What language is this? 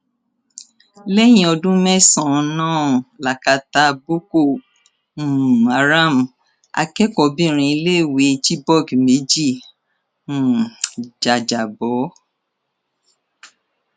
Yoruba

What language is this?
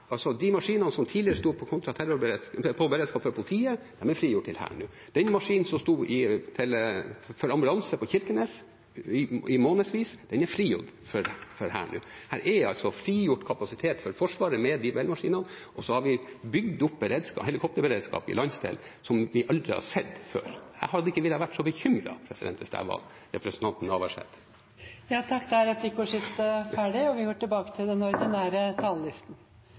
Norwegian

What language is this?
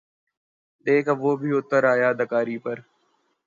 Urdu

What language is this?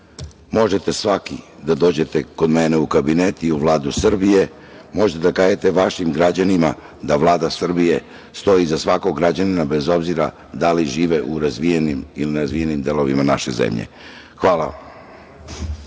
Serbian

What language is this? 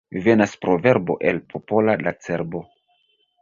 Esperanto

